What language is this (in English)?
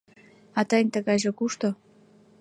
Mari